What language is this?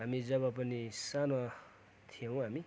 Nepali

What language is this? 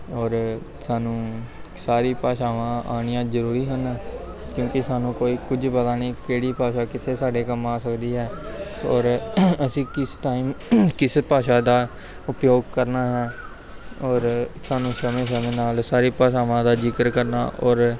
Punjabi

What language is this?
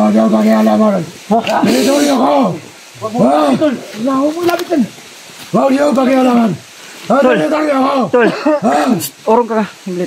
Filipino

